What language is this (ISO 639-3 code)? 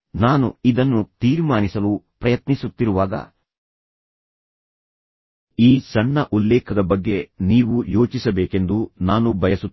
kan